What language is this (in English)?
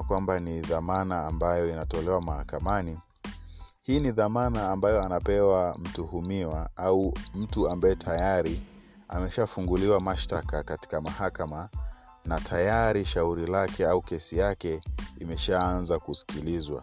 Swahili